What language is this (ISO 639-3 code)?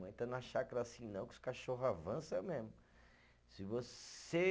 por